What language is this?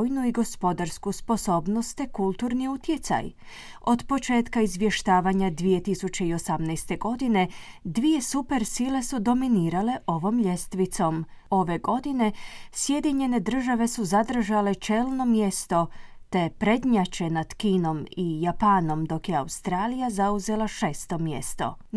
Croatian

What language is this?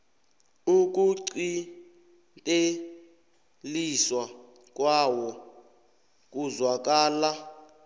South Ndebele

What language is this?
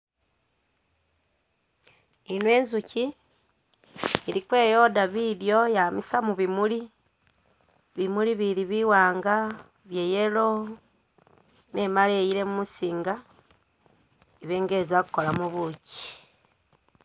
Masaaba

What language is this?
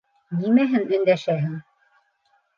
Bashkir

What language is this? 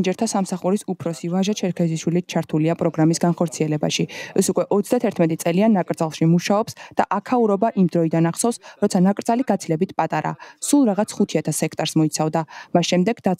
Romanian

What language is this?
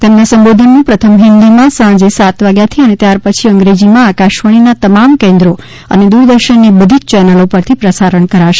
Gujarati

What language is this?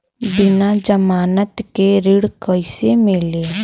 Bhojpuri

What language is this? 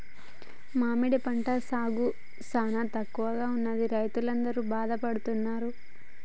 Telugu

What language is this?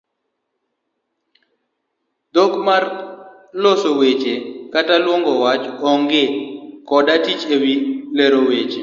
Luo (Kenya and Tanzania)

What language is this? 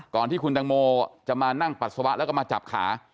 Thai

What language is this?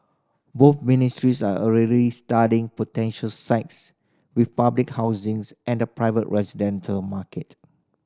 English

